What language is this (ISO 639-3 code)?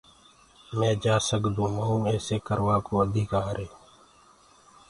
ggg